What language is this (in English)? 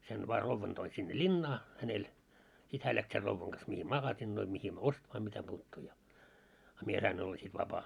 Finnish